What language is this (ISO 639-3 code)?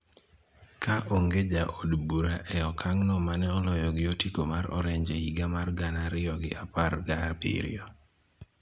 luo